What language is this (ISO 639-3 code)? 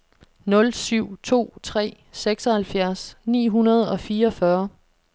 dan